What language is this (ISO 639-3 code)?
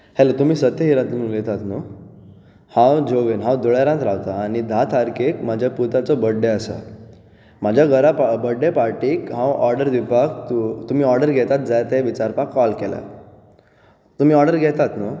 kok